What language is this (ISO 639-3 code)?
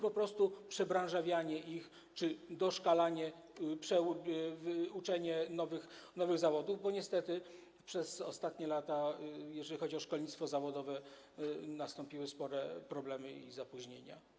pol